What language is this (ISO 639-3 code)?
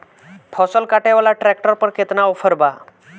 bho